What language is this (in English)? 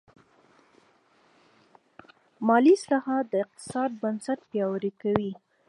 Pashto